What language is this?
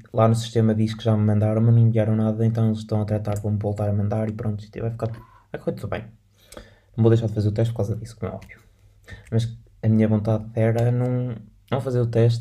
Portuguese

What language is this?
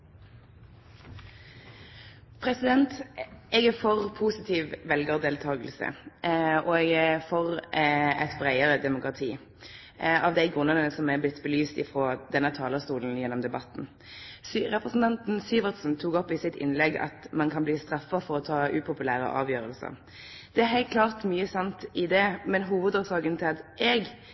Norwegian Nynorsk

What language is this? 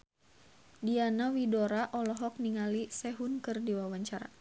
Sundanese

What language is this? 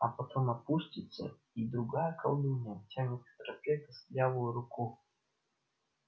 Russian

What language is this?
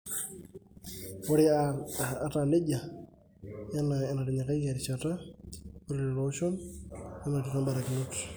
Masai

